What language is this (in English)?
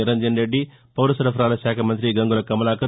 Telugu